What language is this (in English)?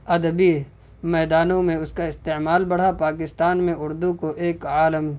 Urdu